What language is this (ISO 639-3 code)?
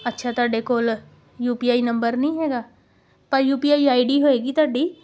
pan